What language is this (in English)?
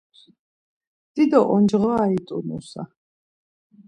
Laz